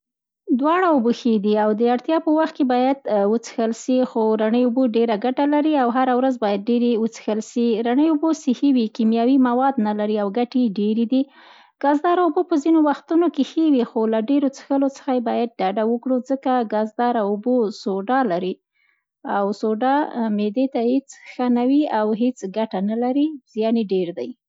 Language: Central Pashto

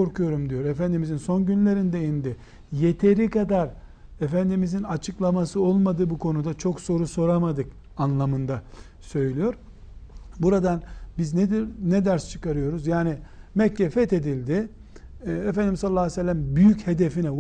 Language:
Turkish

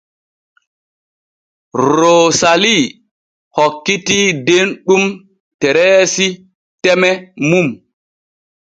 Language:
Borgu Fulfulde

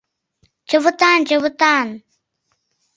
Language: Mari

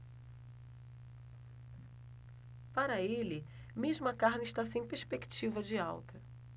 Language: Portuguese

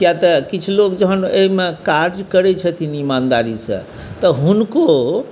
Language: Maithili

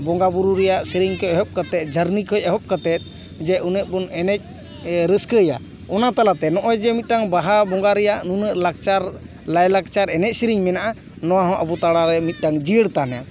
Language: Santali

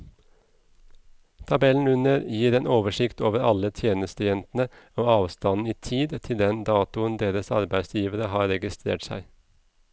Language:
Norwegian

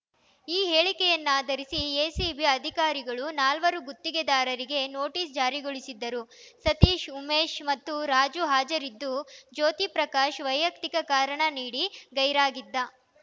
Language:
Kannada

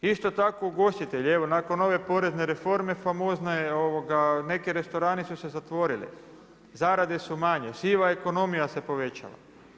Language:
Croatian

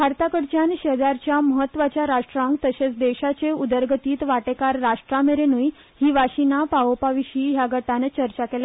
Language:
Konkani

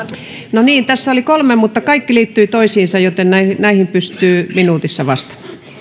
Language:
Finnish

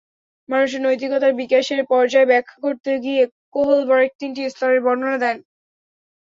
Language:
Bangla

